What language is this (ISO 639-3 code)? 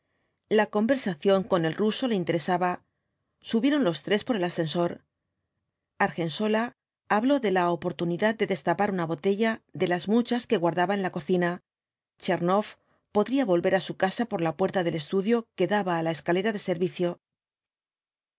spa